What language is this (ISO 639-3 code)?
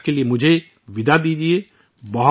urd